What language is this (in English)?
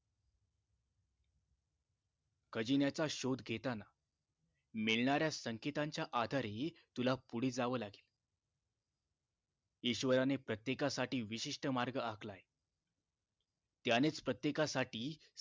Marathi